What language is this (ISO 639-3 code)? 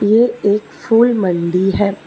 hin